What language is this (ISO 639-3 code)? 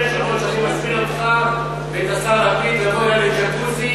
heb